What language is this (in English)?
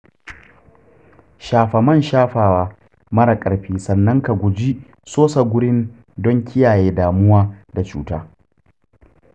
Hausa